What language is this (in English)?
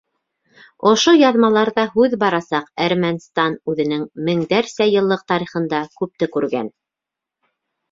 Bashkir